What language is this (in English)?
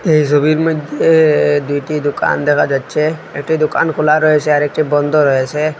Bangla